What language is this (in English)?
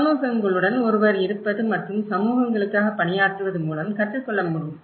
Tamil